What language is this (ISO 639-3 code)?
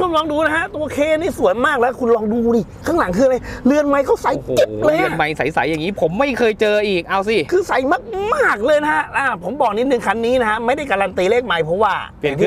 tha